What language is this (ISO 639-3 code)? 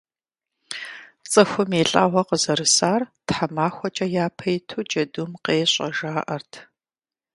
kbd